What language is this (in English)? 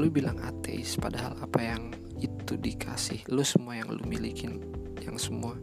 Indonesian